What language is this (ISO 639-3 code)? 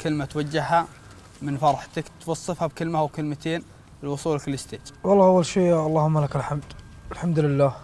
ara